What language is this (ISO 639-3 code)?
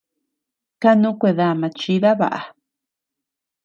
cux